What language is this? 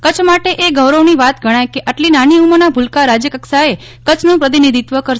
Gujarati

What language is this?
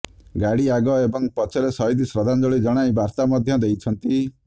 Odia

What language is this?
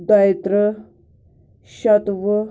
Kashmiri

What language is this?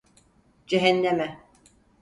Turkish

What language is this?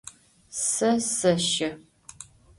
Adyghe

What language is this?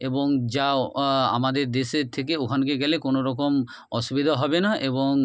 Bangla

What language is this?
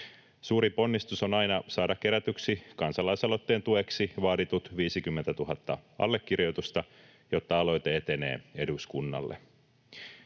Finnish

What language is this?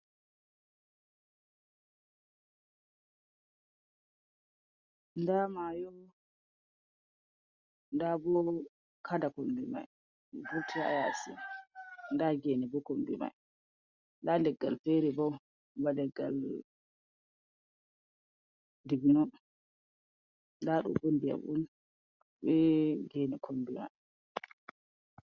Fula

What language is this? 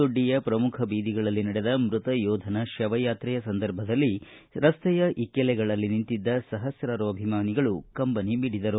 Kannada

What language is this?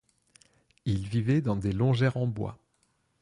French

